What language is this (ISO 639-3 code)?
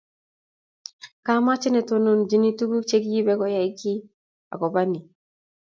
kln